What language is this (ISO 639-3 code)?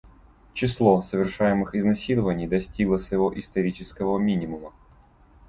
rus